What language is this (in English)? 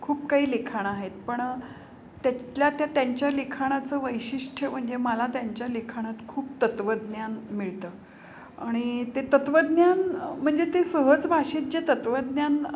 Marathi